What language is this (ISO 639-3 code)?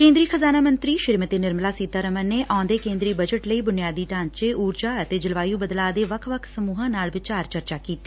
pan